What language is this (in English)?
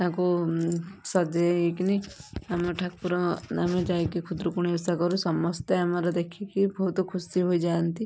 Odia